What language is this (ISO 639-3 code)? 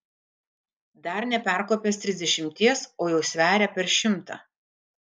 lit